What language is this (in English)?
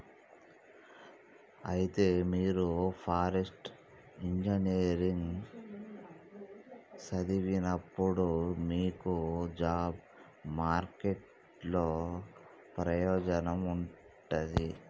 Telugu